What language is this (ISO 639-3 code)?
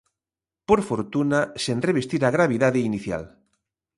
glg